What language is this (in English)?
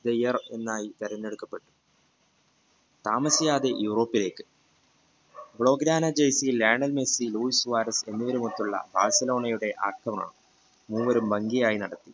Malayalam